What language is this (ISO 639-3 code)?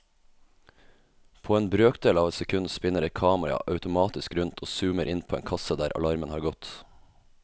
nor